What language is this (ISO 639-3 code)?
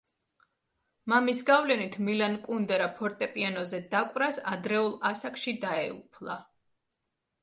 kat